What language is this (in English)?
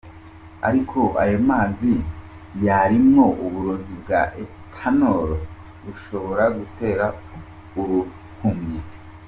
Kinyarwanda